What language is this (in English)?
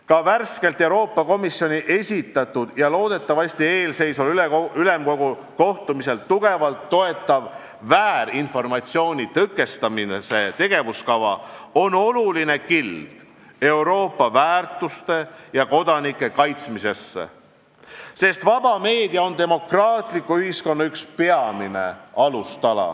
Estonian